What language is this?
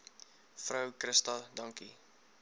Afrikaans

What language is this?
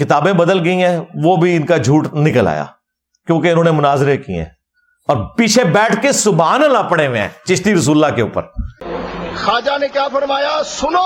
Urdu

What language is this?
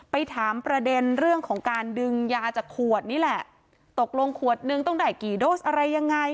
Thai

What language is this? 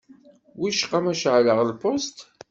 Kabyle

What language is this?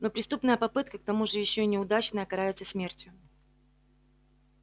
Russian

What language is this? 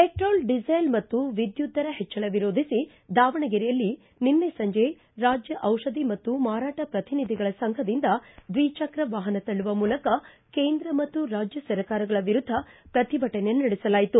Kannada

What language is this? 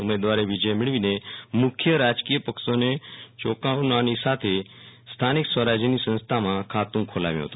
Gujarati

